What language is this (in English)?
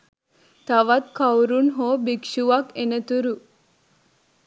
Sinhala